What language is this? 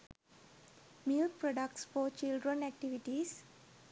Sinhala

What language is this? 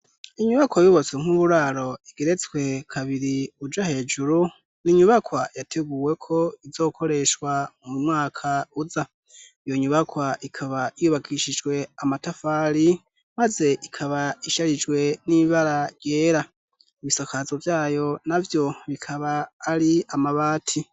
Rundi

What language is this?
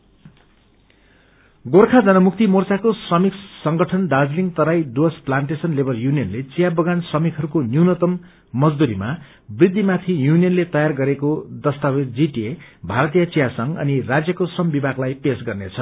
Nepali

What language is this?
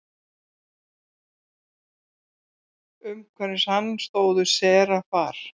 Icelandic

